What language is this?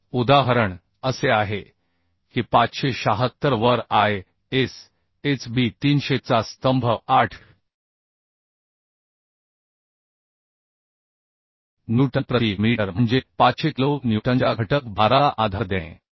Marathi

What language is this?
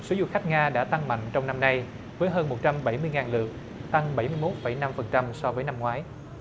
Vietnamese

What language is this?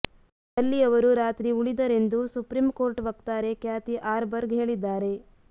Kannada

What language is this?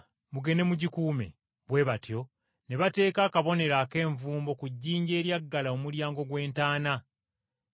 Ganda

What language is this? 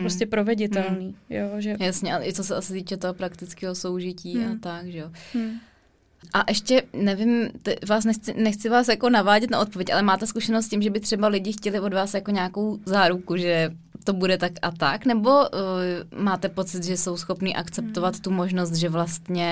Czech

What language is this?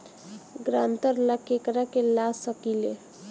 Bhojpuri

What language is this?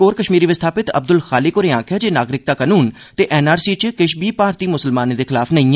Dogri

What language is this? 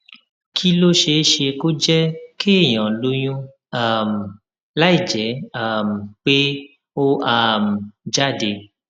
Yoruba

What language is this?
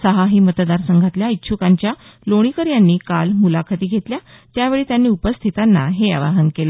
Marathi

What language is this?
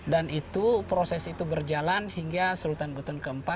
Indonesian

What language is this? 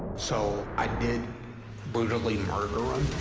English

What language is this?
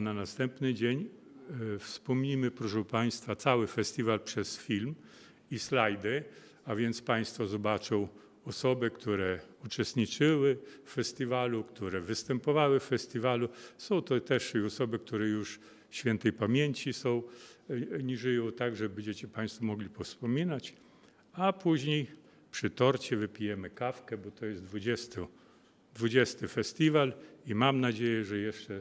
Polish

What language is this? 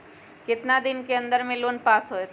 Magahi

